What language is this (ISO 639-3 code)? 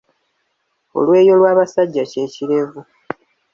lug